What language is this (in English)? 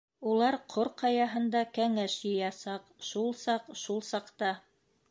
Bashkir